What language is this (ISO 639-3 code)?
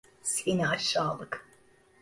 tur